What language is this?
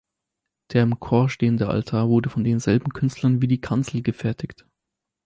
German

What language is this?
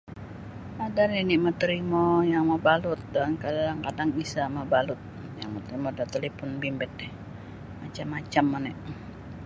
Sabah Bisaya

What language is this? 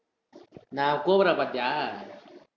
Tamil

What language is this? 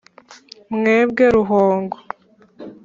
Kinyarwanda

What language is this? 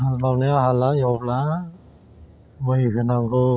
Bodo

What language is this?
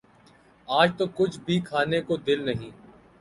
Urdu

